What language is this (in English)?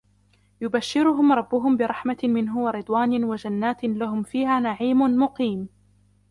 Arabic